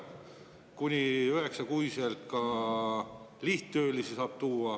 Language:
Estonian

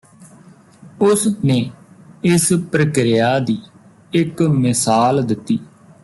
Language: Punjabi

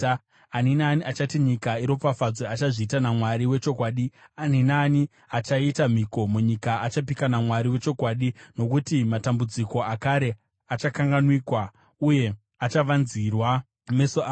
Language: Shona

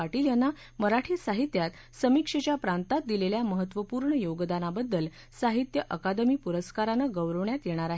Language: Marathi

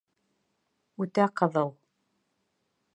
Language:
Bashkir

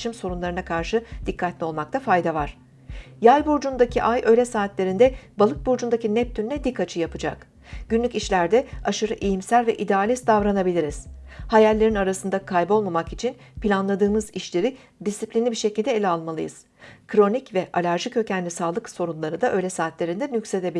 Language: Turkish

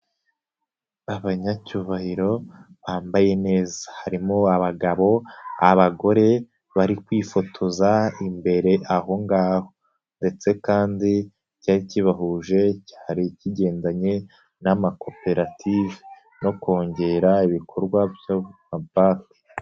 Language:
Kinyarwanda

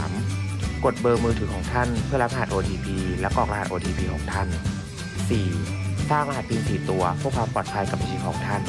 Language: Thai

